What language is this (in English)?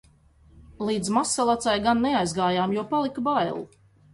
Latvian